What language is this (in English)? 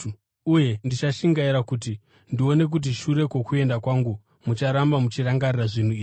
Shona